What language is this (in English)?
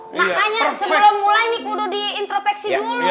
Indonesian